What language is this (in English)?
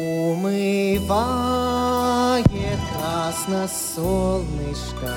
Russian